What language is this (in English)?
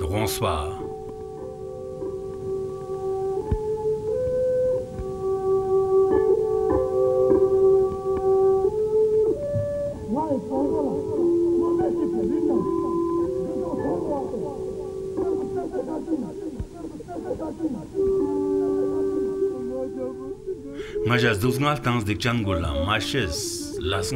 Turkish